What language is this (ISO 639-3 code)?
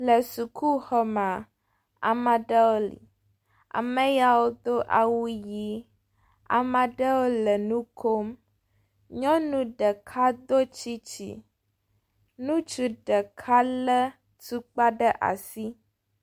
ewe